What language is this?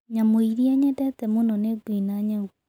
Kikuyu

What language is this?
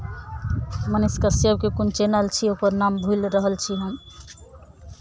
Maithili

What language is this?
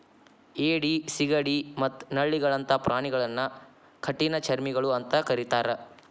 Kannada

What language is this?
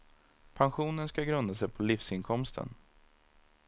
Swedish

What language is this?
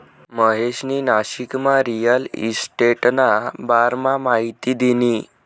Marathi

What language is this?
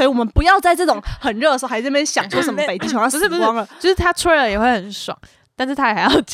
Chinese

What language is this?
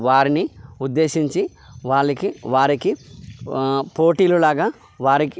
Telugu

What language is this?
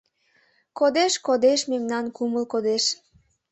Mari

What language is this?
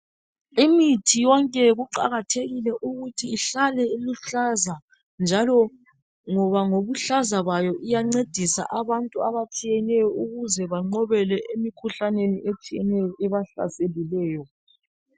North Ndebele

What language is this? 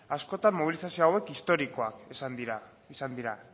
Basque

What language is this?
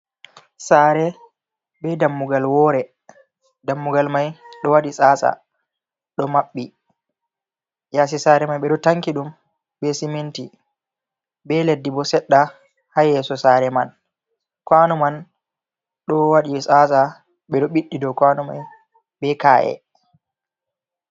Fula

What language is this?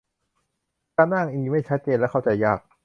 Thai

